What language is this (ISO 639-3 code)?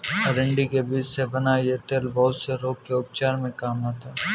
hin